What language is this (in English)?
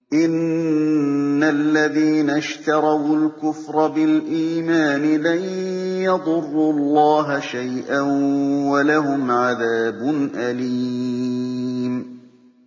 Arabic